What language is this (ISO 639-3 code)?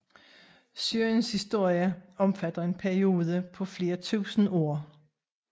dan